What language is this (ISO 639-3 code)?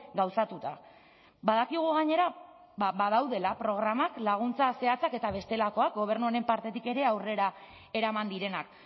eus